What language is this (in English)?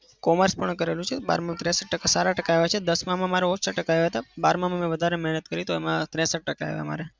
Gujarati